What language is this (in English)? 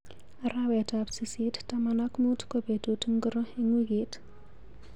Kalenjin